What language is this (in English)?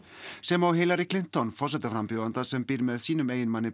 Icelandic